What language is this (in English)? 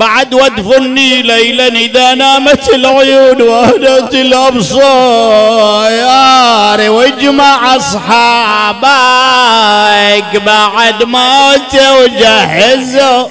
Arabic